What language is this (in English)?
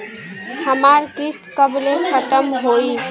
Bhojpuri